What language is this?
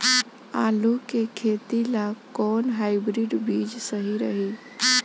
Bhojpuri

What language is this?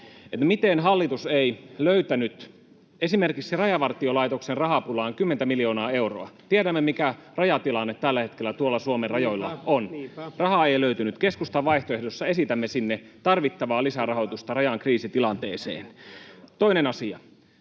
Finnish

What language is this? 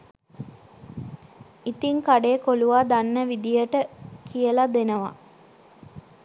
Sinhala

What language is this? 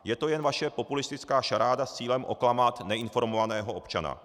Czech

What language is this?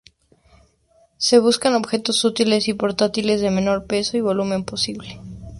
Spanish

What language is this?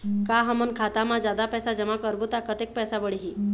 Chhattisgarhi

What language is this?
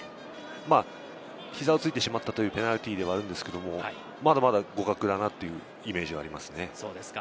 Japanese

